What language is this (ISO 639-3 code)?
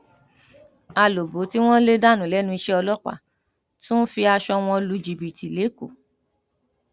yor